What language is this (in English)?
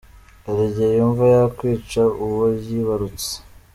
Kinyarwanda